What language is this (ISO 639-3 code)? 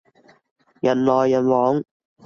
yue